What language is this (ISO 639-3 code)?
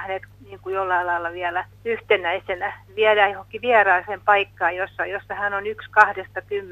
fin